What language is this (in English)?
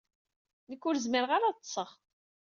Kabyle